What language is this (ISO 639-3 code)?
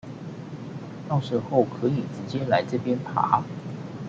zho